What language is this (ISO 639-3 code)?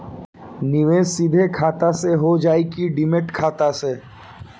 bho